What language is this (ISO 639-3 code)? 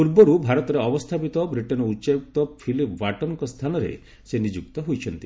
ori